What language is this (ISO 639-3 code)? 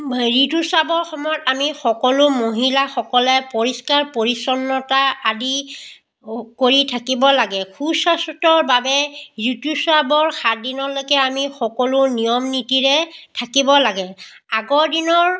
asm